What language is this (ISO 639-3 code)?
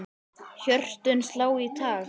isl